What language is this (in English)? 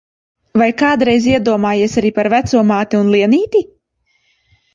Latvian